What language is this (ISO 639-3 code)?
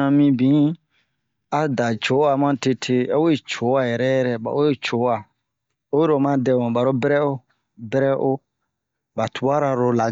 bmq